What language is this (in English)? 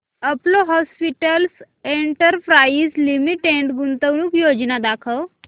Marathi